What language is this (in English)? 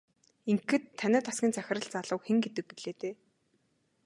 Mongolian